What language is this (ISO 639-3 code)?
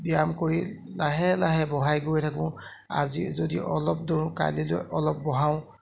asm